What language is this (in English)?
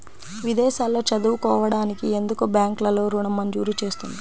Telugu